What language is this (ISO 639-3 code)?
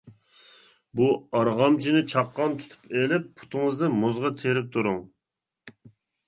uig